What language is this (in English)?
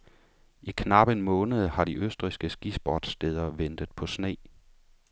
Danish